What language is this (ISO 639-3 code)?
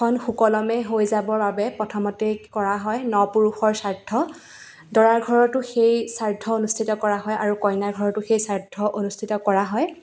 asm